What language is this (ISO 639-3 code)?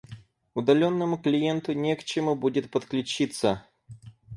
rus